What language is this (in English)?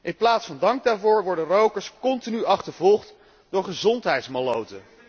Dutch